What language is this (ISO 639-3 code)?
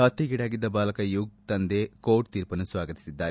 kan